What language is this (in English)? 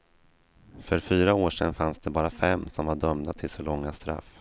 Swedish